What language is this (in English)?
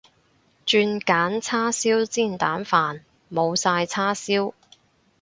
Cantonese